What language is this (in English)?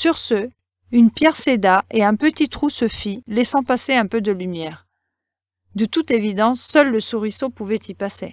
French